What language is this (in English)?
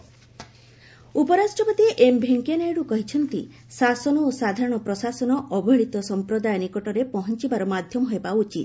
Odia